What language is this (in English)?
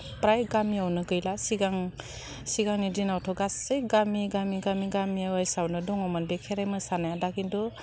Bodo